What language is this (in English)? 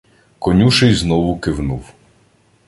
Ukrainian